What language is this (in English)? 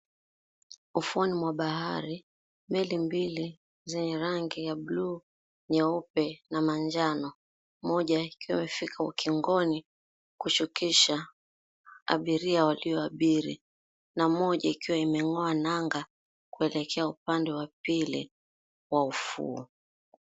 Swahili